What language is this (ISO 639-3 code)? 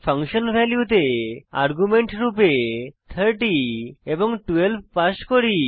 ben